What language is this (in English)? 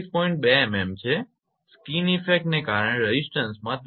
Gujarati